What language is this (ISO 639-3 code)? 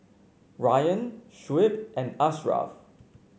eng